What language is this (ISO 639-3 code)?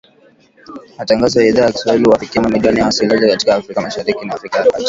swa